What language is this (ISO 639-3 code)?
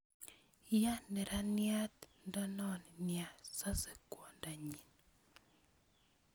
kln